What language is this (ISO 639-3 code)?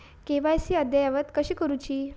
mar